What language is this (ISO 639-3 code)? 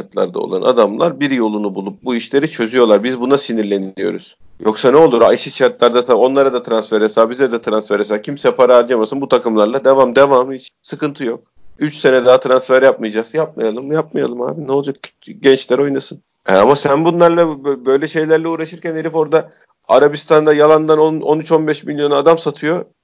tur